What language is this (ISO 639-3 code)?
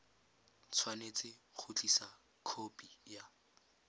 tsn